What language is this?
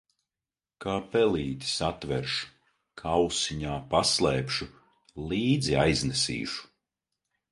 Latvian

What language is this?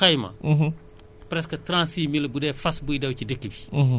Wolof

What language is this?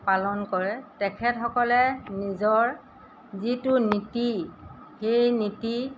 Assamese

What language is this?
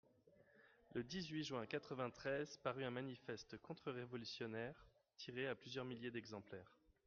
French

